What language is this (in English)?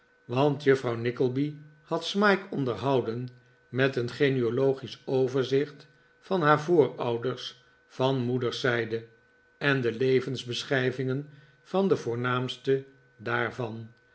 Dutch